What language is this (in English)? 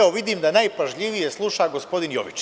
Serbian